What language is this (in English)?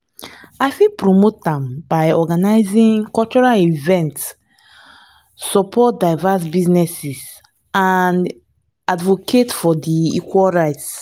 Nigerian Pidgin